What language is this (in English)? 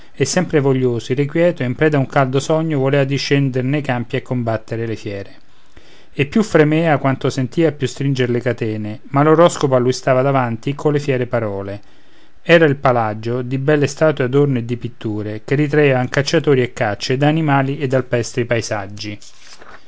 Italian